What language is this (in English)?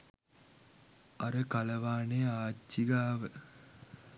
Sinhala